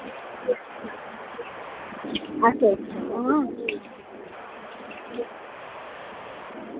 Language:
Dogri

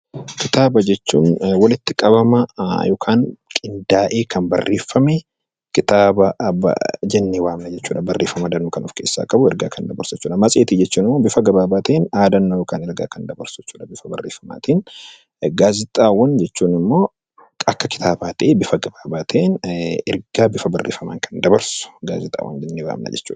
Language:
Oromo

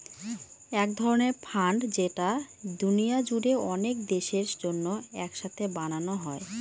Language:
Bangla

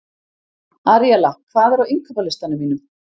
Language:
Icelandic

